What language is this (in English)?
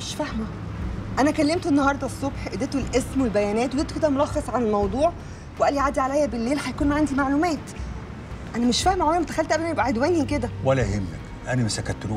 Arabic